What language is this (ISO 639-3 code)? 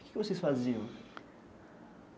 por